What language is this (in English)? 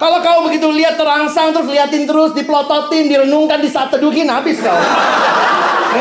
Indonesian